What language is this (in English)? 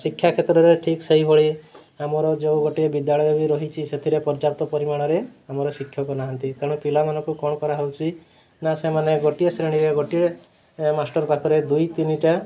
Odia